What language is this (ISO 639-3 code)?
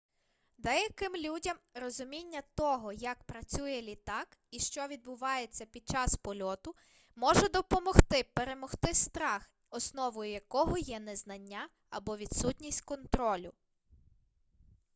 ukr